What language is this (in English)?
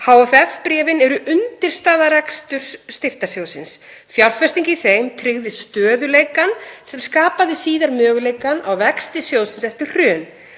Icelandic